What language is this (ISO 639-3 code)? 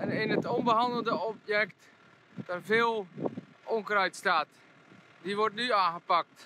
nld